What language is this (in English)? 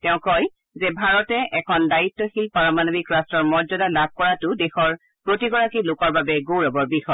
Assamese